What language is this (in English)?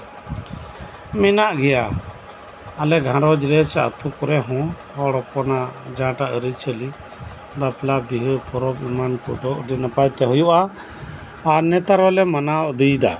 Santali